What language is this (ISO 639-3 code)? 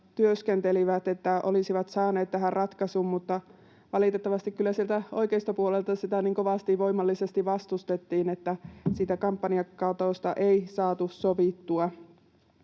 fin